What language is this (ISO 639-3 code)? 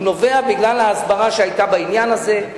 heb